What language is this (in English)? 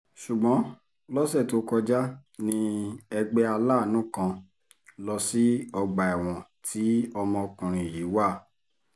Yoruba